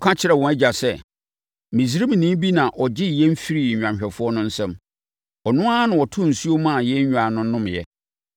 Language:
Akan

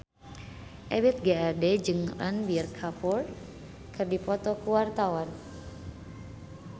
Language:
Sundanese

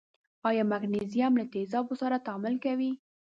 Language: Pashto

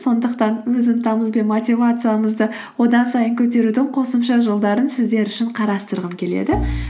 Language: Kazakh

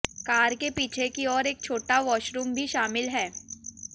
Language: Hindi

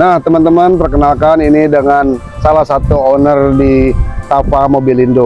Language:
Indonesian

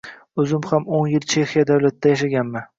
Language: Uzbek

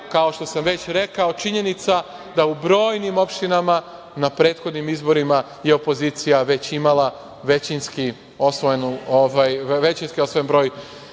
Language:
Serbian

